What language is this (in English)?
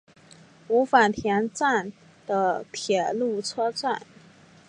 Chinese